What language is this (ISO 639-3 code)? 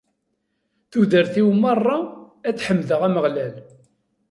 kab